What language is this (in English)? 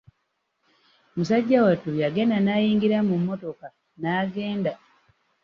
Ganda